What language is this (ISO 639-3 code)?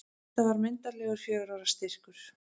isl